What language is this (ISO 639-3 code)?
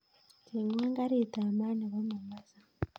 kln